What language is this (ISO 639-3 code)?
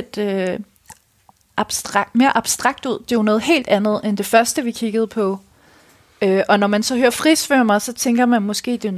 dan